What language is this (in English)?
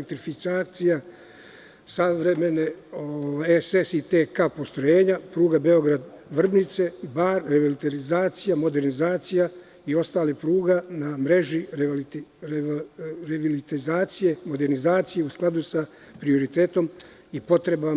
Serbian